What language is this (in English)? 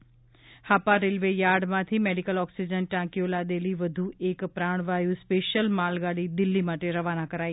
Gujarati